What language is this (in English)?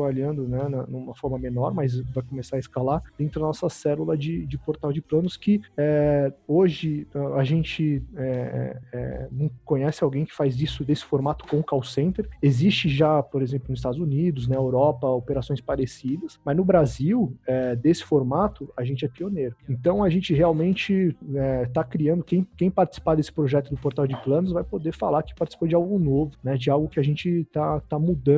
Portuguese